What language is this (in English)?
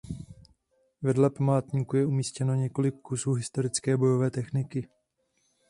Czech